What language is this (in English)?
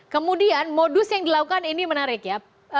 Indonesian